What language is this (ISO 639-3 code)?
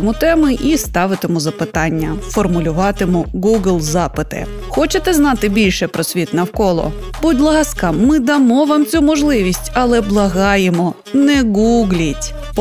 ukr